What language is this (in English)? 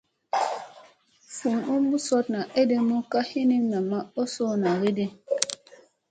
Musey